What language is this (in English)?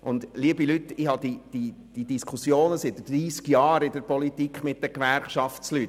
Swiss German